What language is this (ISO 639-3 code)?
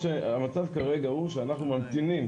heb